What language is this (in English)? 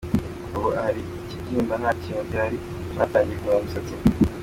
Kinyarwanda